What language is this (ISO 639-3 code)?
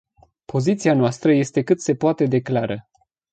ron